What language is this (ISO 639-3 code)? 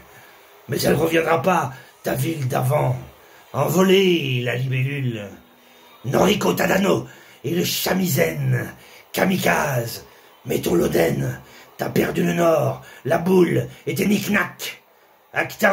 fra